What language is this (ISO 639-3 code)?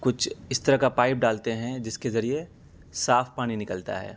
urd